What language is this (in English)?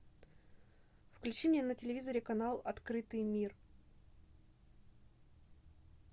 Russian